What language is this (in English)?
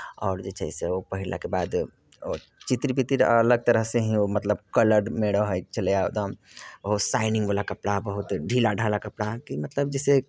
Maithili